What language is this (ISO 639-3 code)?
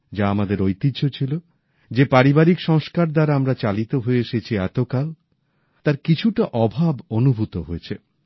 ben